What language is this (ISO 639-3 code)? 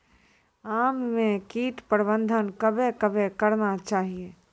mai